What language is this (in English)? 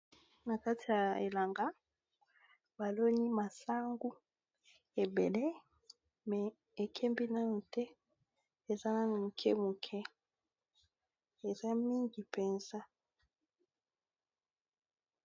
Lingala